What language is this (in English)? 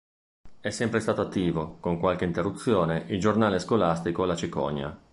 Italian